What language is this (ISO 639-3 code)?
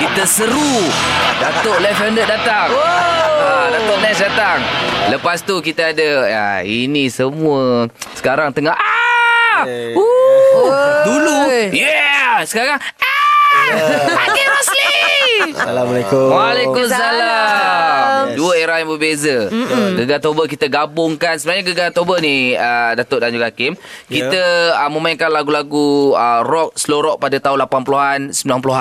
msa